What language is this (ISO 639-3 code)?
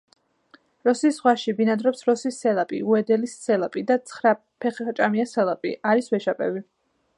kat